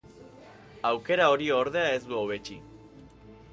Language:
Basque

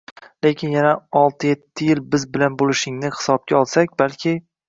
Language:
Uzbek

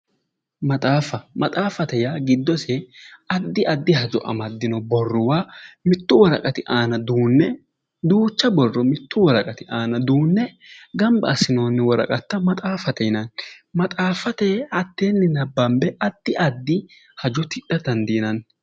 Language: Sidamo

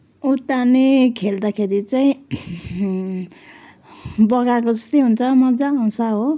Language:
Nepali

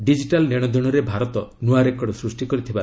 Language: Odia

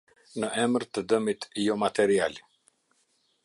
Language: Albanian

